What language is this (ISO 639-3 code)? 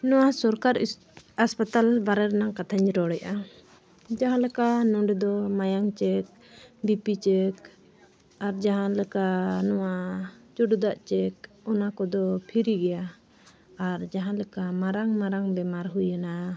sat